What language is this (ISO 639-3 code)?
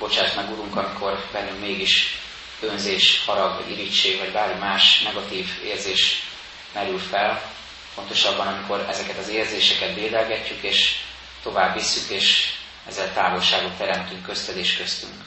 hun